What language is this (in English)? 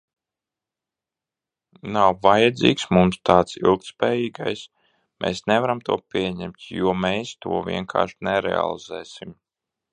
Latvian